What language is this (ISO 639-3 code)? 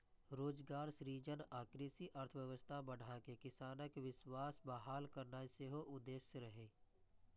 mai